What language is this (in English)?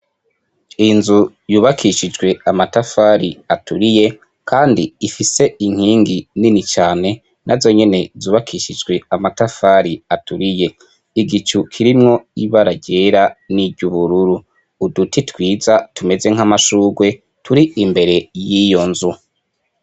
Rundi